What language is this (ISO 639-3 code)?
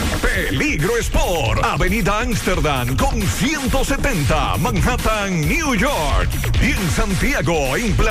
spa